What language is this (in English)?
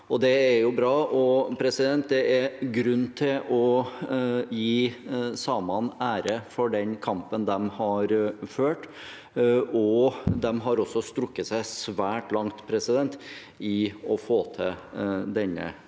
Norwegian